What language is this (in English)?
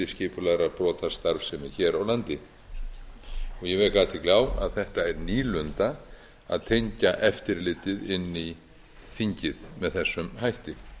Icelandic